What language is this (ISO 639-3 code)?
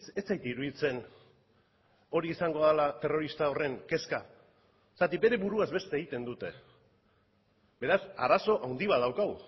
eus